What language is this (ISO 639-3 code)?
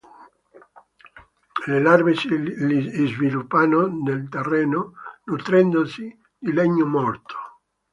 ita